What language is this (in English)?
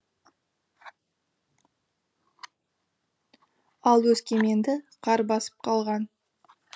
Kazakh